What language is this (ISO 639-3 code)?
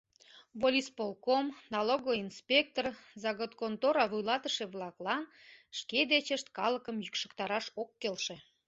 chm